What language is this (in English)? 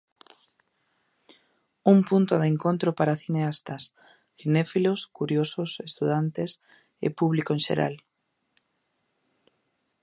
Galician